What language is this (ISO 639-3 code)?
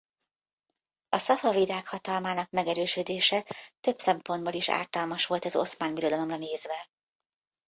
hun